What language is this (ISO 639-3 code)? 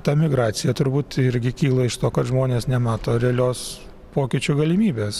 lit